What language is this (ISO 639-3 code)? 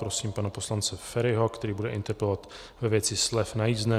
ces